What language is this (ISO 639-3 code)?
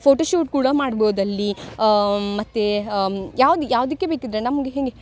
kan